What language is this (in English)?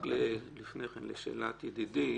Hebrew